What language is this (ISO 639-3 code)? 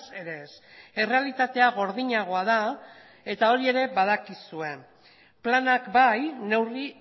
eus